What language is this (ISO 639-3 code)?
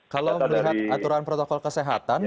ind